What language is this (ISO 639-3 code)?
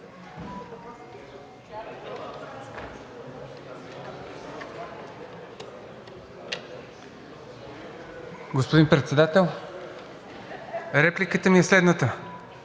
bul